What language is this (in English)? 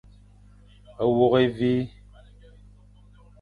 Fang